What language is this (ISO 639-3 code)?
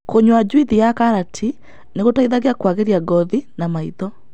kik